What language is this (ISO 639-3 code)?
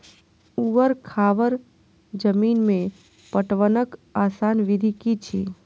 mai